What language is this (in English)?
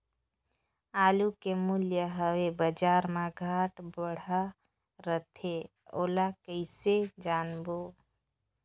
Chhattisgarhi